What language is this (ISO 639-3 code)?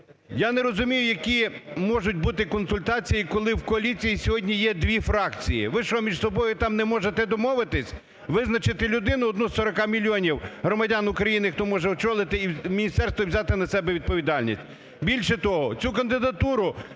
ukr